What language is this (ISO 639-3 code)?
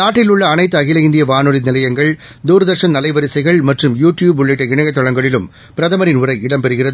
tam